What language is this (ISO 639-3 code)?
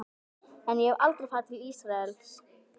isl